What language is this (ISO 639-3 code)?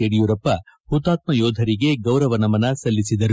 kan